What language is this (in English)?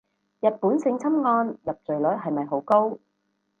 Cantonese